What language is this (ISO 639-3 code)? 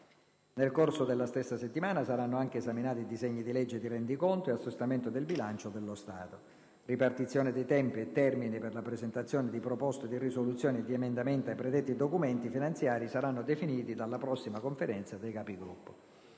ita